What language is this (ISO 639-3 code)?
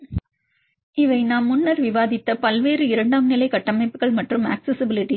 tam